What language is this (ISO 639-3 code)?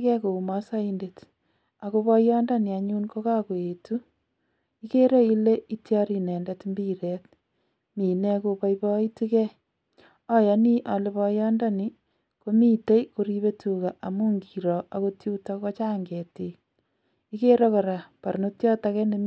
kln